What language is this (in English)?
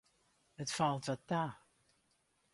Western Frisian